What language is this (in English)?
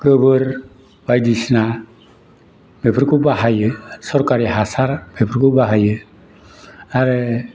Bodo